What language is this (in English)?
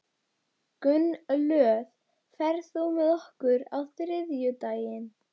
Icelandic